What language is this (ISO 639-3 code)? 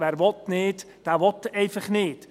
gsw